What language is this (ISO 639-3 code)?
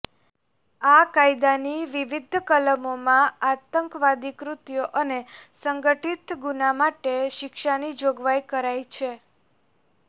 guj